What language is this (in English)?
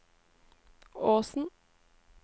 Norwegian